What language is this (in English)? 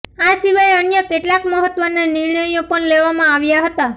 Gujarati